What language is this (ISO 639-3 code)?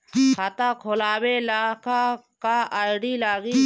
bho